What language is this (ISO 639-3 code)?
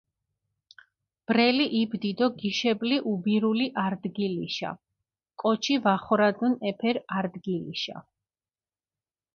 xmf